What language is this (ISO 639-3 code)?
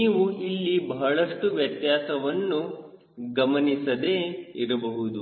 kan